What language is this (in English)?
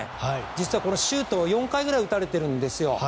Japanese